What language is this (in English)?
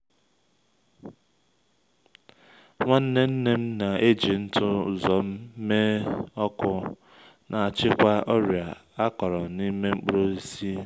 Igbo